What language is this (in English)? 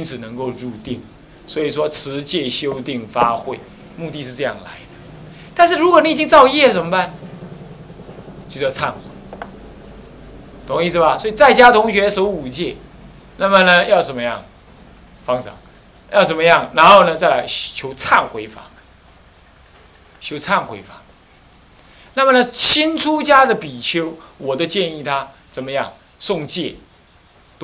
Chinese